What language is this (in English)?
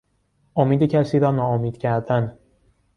Persian